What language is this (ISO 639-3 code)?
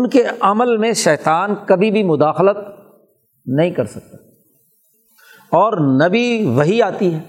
urd